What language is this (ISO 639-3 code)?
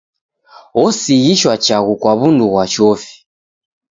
dav